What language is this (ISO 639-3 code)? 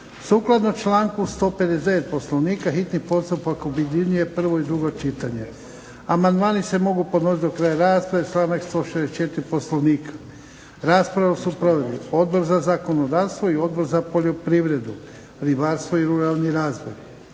hrv